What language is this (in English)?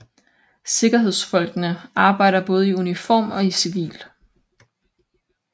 Danish